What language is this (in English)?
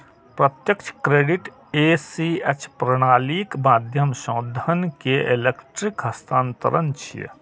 Maithili